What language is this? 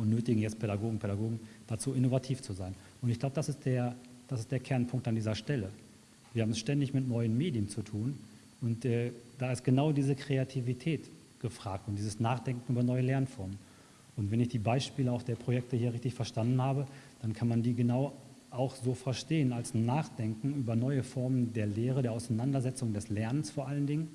German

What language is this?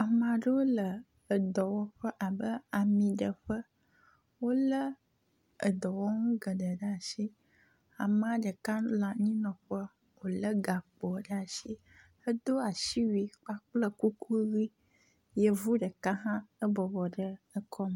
Ewe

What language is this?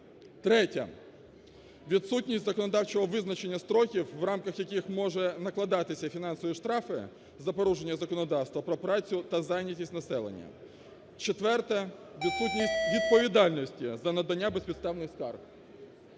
Ukrainian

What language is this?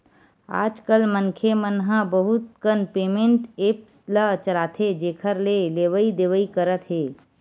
Chhattisgarhi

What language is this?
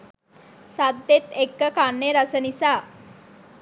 Sinhala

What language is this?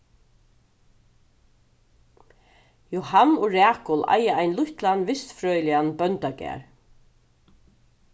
Faroese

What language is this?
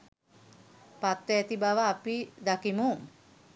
Sinhala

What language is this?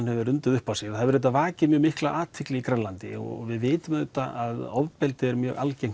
Icelandic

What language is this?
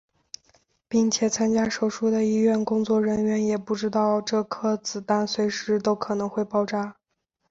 Chinese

